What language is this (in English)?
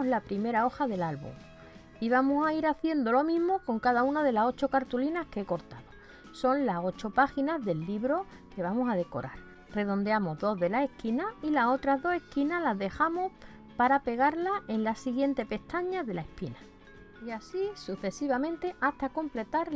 Spanish